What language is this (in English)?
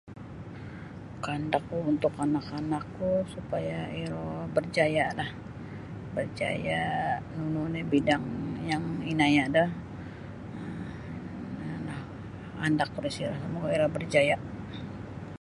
Sabah Bisaya